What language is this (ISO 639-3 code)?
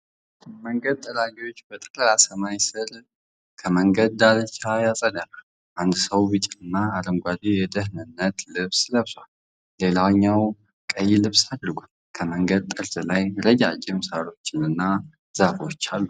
amh